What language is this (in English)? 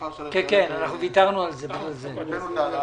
Hebrew